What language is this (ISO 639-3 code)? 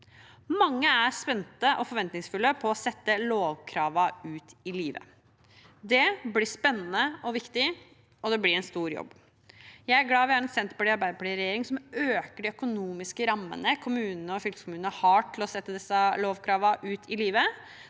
nor